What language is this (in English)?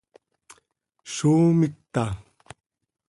Seri